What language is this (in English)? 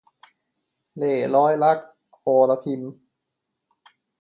Thai